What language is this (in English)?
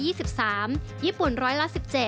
Thai